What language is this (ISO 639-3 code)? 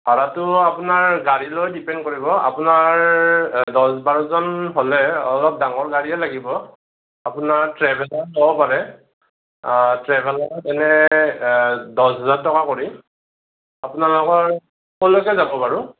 asm